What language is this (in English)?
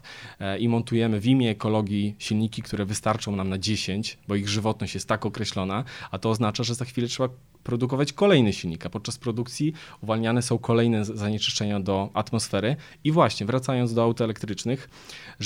Polish